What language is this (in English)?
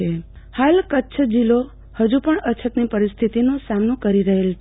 Gujarati